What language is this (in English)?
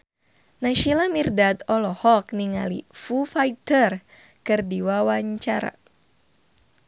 Sundanese